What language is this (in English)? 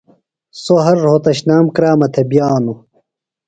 Phalura